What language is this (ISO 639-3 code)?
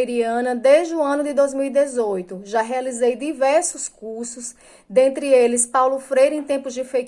por